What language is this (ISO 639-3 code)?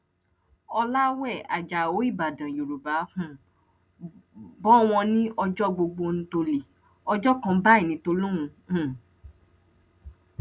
yor